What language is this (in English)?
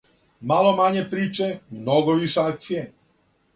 Serbian